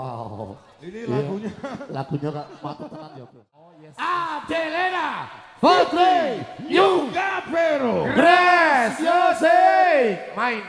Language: Indonesian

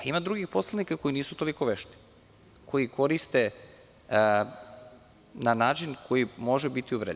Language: Serbian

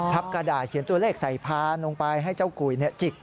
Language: Thai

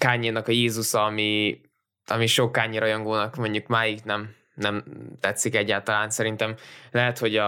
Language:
Hungarian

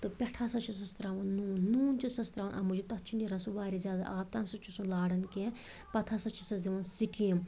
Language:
Kashmiri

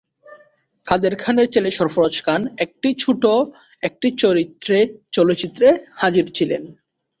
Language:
Bangla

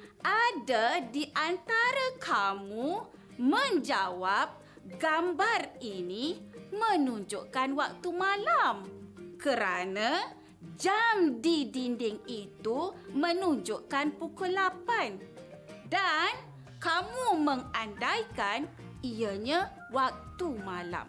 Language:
Malay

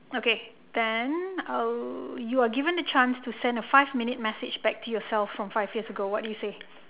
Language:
English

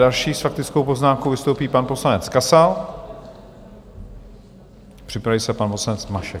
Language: Czech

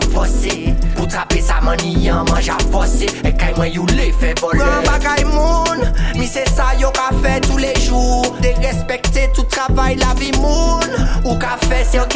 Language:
French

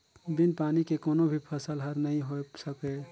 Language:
Chhattisgarhi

